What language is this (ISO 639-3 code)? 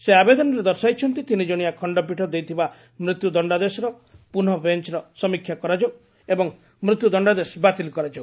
ori